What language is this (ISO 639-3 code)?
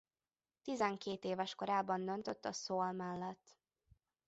hun